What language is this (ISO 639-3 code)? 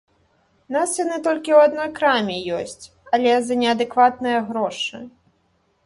bel